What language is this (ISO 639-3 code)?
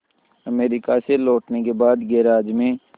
hin